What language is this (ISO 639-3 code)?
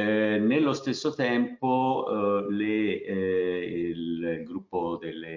ita